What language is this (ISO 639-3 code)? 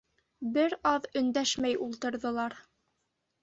bak